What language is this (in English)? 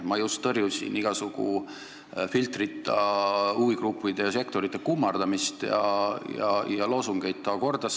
Estonian